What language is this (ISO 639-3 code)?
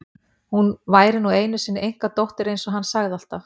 isl